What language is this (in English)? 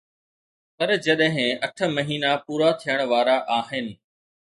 Sindhi